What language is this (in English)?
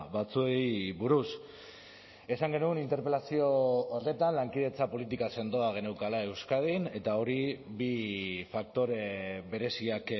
Basque